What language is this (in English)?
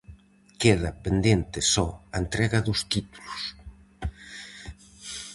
Galician